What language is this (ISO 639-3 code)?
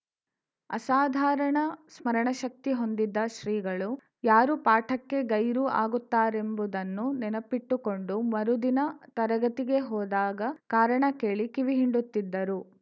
kan